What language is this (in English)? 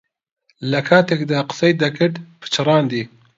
Central Kurdish